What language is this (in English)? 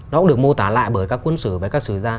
Vietnamese